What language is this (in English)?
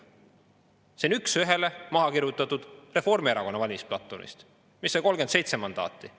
Estonian